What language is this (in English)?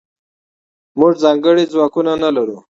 Pashto